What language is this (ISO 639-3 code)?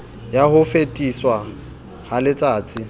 sot